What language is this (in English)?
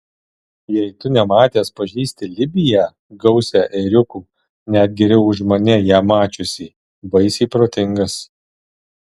Lithuanian